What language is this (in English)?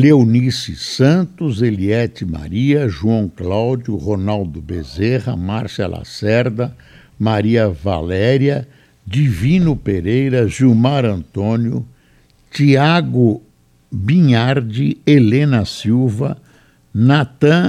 Portuguese